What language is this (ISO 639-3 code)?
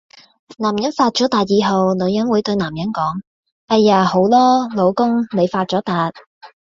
yue